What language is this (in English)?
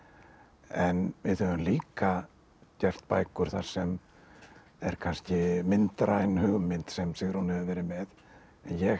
Icelandic